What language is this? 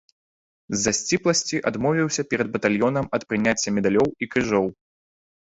Belarusian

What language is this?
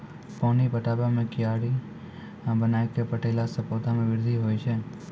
Maithili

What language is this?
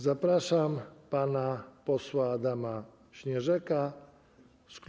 Polish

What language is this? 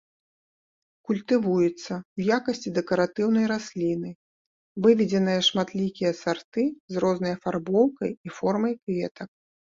Belarusian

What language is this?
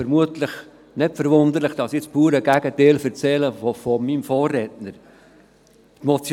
Swiss German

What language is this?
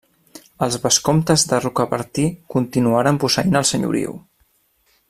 Catalan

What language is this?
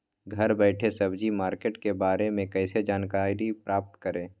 Magahi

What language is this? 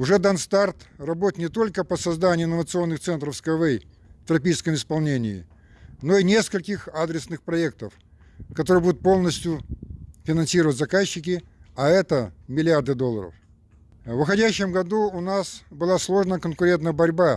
Russian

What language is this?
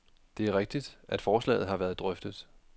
Danish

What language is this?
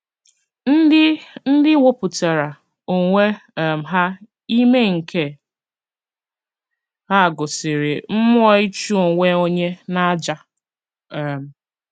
Igbo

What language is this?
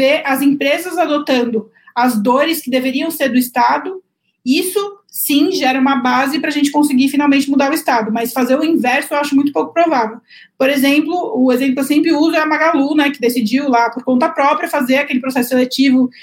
Portuguese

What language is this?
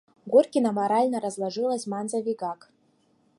Mari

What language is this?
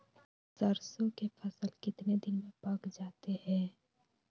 Magahi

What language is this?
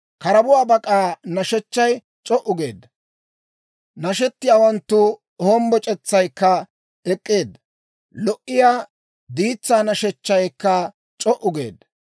Dawro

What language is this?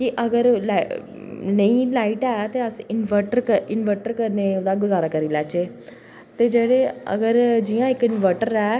Dogri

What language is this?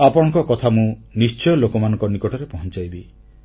Odia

